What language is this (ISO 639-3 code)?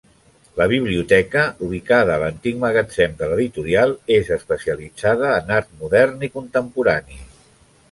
cat